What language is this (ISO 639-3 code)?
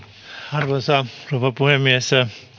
fin